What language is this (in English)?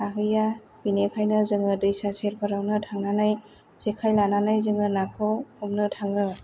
Bodo